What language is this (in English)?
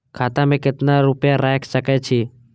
Maithili